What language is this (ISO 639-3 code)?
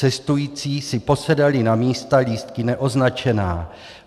ces